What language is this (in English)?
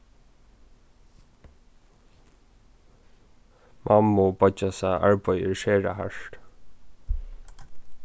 Faroese